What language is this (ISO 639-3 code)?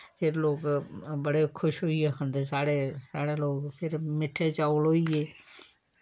doi